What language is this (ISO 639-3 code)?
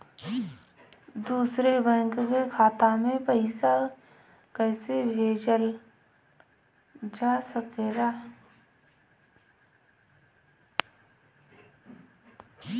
bho